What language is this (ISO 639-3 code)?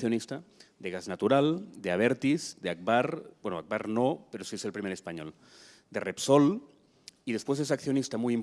spa